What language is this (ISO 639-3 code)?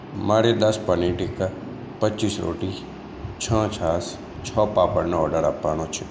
guj